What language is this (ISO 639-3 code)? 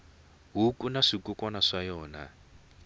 tso